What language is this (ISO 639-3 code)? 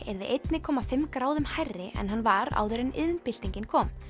isl